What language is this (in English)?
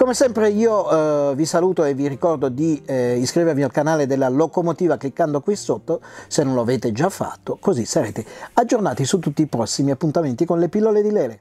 Italian